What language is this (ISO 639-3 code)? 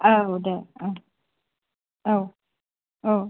brx